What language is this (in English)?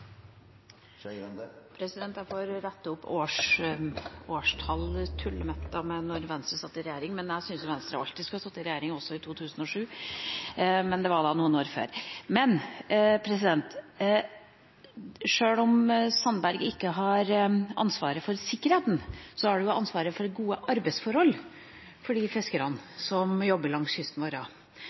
Norwegian Bokmål